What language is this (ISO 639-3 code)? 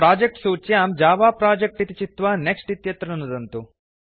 san